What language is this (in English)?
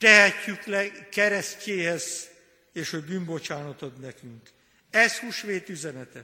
Hungarian